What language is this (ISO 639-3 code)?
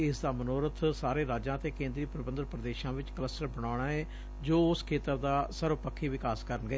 pan